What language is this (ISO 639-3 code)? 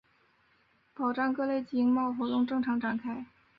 zho